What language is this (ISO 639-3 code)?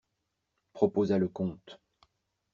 fra